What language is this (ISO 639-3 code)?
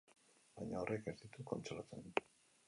eus